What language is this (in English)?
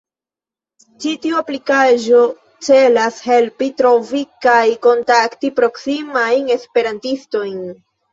Esperanto